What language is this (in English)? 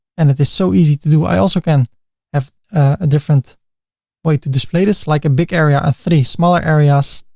English